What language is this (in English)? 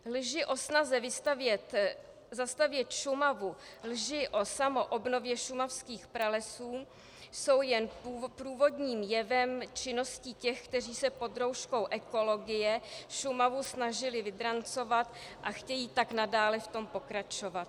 Czech